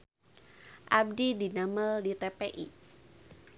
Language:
Sundanese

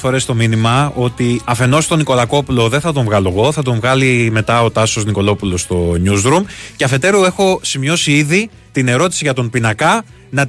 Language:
Greek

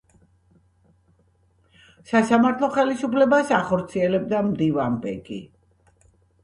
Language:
Georgian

